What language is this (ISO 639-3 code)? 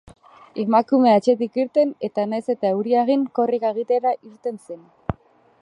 eus